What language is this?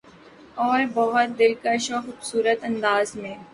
Urdu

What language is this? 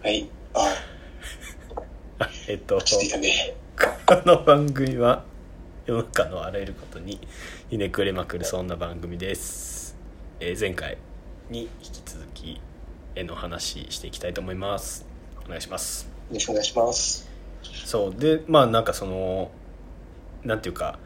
Japanese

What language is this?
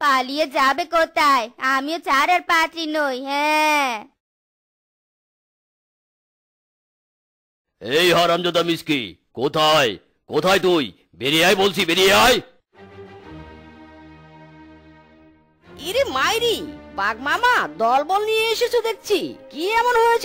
Hindi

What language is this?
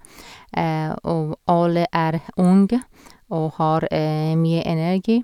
Norwegian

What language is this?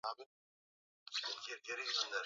Swahili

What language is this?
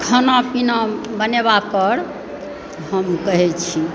Maithili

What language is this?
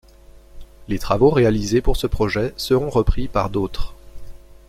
French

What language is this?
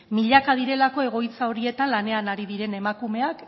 Basque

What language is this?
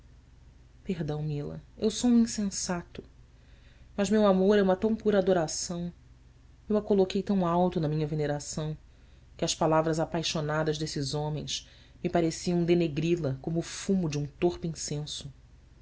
Portuguese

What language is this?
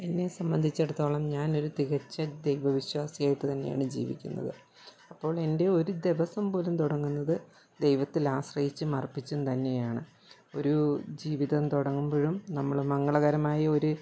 Malayalam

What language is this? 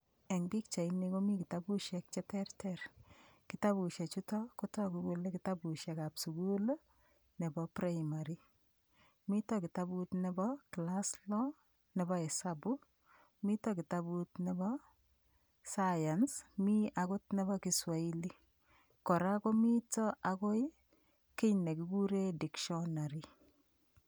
Kalenjin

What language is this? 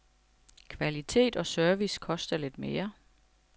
Danish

